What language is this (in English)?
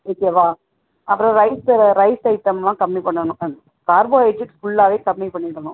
Tamil